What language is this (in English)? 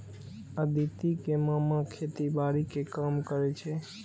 Maithili